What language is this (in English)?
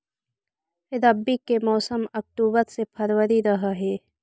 Magahi